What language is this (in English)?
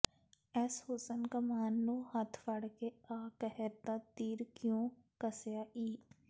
Punjabi